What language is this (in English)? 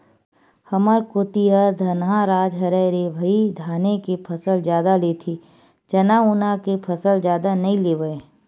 Chhattisgarhi